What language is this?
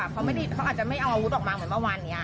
Thai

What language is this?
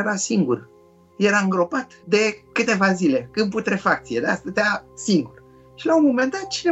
Romanian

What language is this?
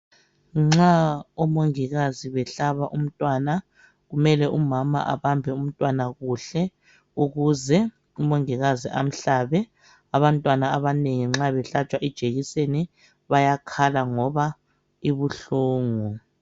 North Ndebele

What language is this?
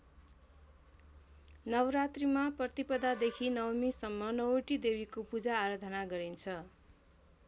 Nepali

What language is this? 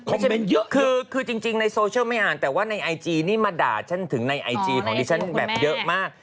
Thai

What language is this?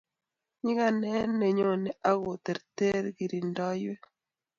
Kalenjin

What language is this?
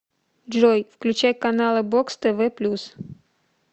Russian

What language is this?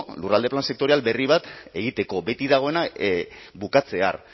Basque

